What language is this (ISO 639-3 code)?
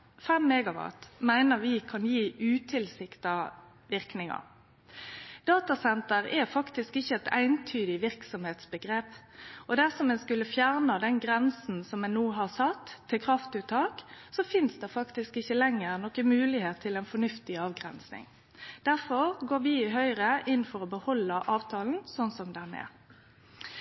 nno